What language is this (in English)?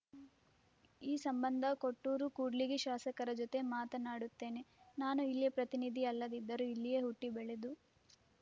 Kannada